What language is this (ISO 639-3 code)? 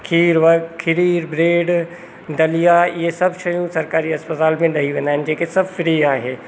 snd